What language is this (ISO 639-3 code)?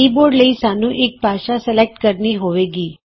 pan